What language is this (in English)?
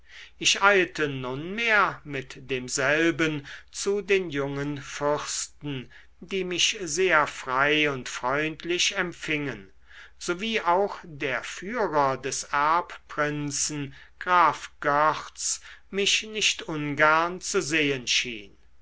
German